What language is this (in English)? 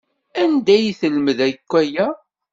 Kabyle